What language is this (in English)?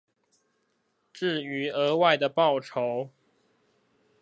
Chinese